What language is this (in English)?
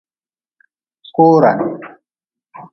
Nawdm